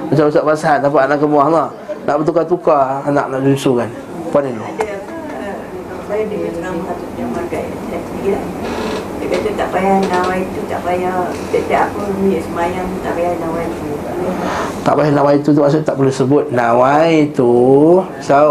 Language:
Malay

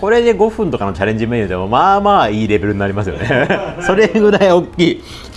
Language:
Japanese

